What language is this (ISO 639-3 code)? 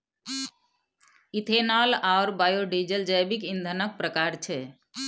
mai